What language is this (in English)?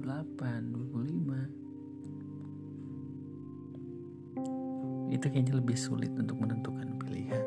Indonesian